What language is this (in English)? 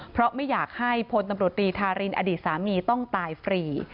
Thai